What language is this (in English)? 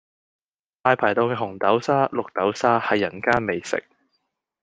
Cantonese